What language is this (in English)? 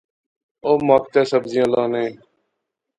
Pahari-Potwari